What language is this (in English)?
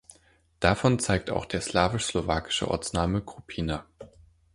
German